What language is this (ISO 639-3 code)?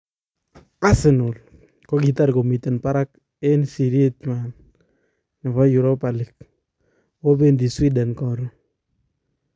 kln